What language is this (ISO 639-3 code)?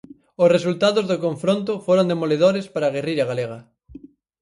glg